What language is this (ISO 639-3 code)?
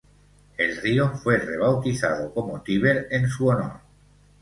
spa